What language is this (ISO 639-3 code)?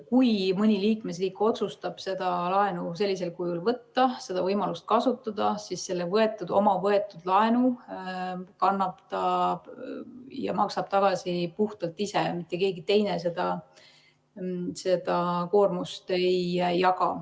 est